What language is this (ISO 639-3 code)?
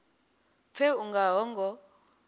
ven